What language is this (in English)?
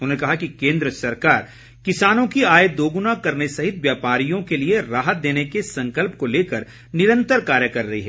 Hindi